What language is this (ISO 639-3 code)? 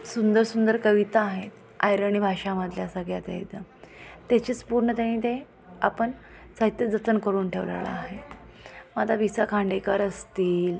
mar